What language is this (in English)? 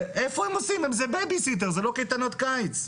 Hebrew